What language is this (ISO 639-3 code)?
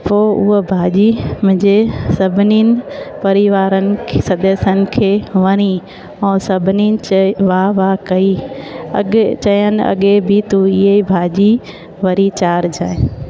snd